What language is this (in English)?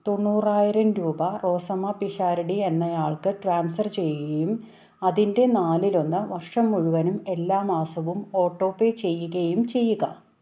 Malayalam